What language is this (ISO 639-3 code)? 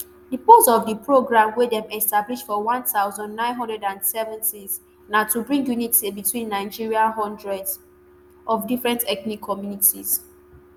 pcm